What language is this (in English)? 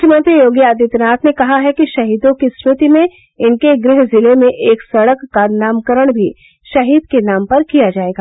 Hindi